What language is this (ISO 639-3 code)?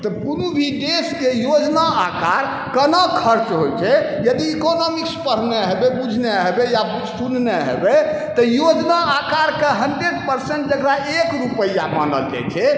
mai